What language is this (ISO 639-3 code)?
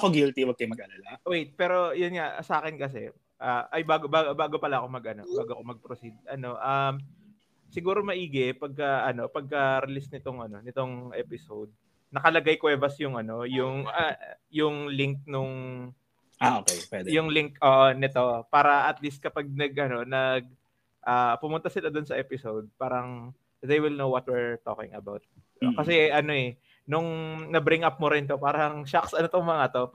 fil